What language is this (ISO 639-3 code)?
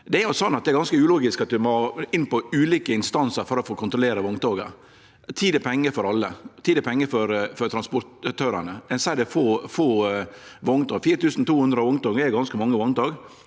nor